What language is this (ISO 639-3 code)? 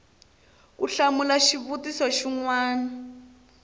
tso